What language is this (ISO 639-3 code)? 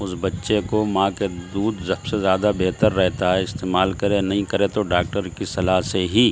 urd